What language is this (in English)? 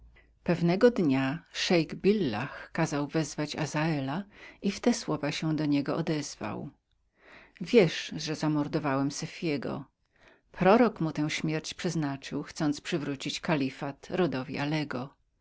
Polish